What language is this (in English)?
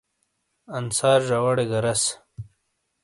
Shina